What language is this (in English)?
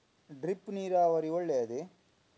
Kannada